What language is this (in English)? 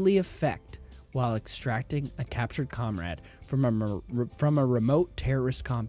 English